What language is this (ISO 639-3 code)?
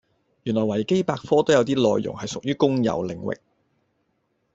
yue